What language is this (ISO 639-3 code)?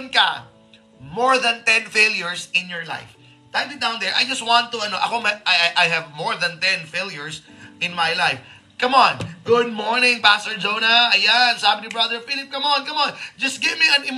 fil